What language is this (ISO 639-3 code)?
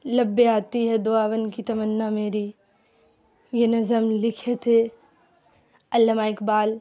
urd